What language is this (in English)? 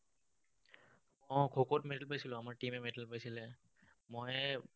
Assamese